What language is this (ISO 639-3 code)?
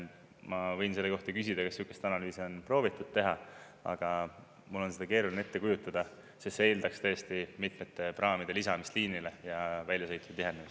est